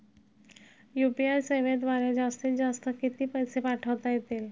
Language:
Marathi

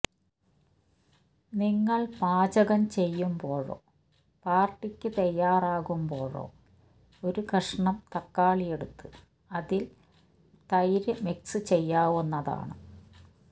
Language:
Malayalam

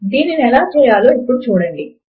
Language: Telugu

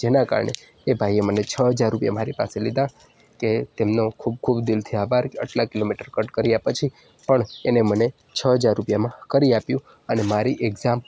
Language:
Gujarati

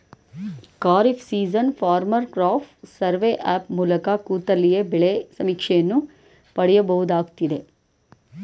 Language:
Kannada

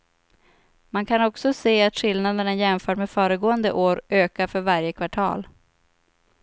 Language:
Swedish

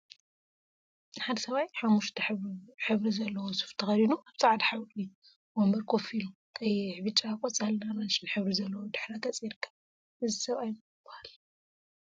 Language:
Tigrinya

